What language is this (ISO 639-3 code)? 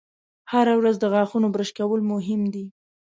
pus